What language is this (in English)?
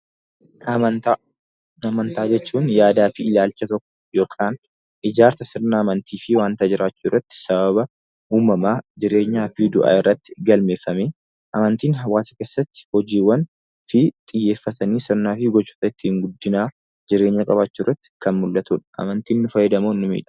Oromo